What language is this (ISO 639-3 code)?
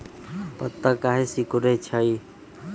mag